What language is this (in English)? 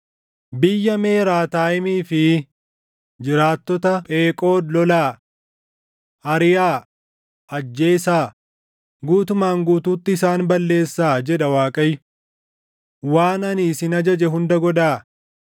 Oromo